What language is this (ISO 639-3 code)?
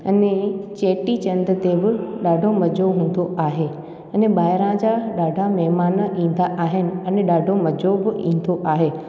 snd